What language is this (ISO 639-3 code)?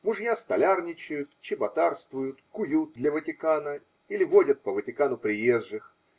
rus